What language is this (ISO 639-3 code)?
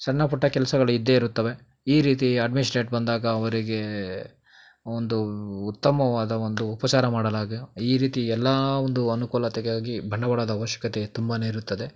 kan